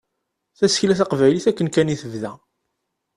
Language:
Kabyle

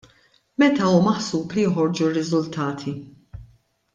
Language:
Maltese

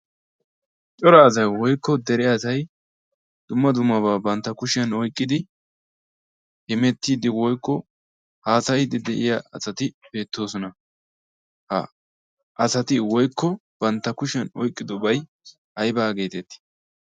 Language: Wolaytta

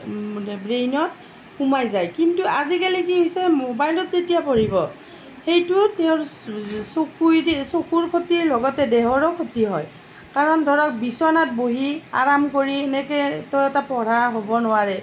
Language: Assamese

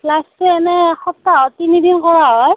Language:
Assamese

